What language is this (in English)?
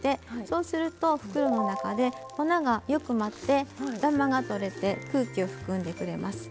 Japanese